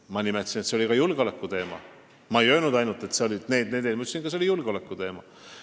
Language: Estonian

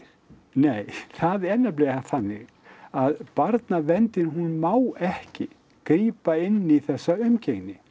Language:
Icelandic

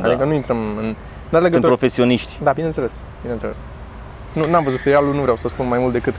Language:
Romanian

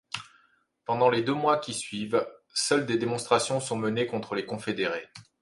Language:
French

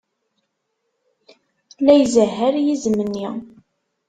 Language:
Kabyle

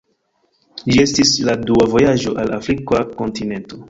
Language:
Esperanto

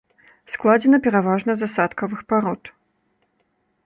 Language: Belarusian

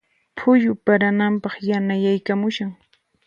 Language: Puno Quechua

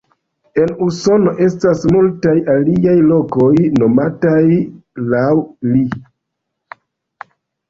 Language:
Esperanto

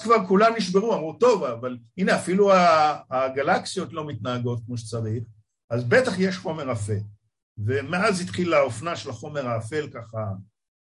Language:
Hebrew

